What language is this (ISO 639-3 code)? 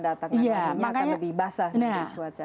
ind